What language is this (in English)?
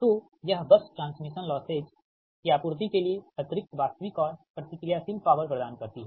Hindi